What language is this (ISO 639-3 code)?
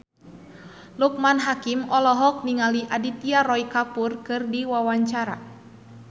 sun